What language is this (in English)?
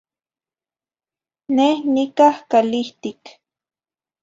Zacatlán-Ahuacatlán-Tepetzintla Nahuatl